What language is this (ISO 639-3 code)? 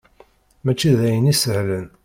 kab